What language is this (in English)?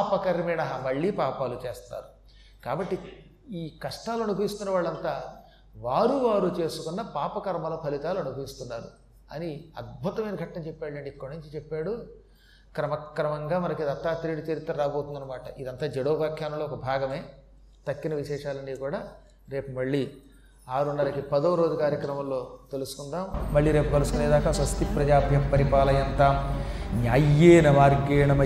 Telugu